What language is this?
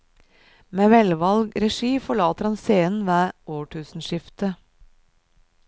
Norwegian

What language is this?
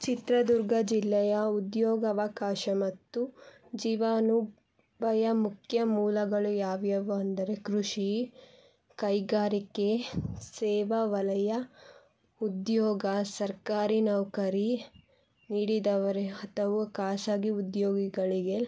Kannada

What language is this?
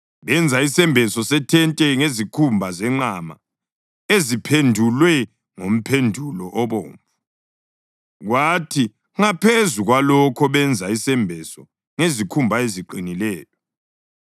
North Ndebele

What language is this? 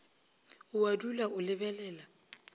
Northern Sotho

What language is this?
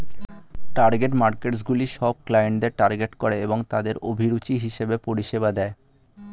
Bangla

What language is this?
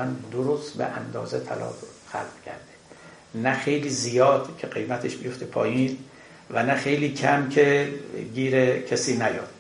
Persian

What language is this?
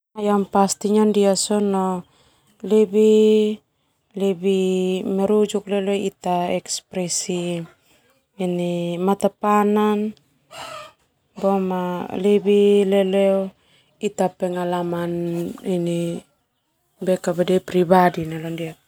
Termanu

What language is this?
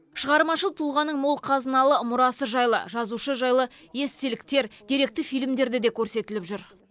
Kazakh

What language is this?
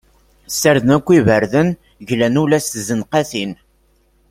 Kabyle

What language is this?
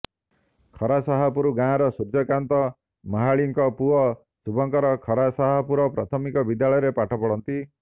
Odia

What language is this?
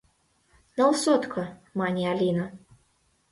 Mari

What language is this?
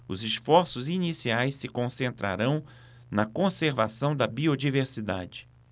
Portuguese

